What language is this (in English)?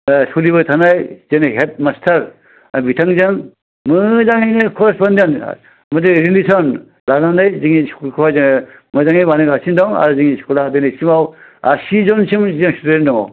Bodo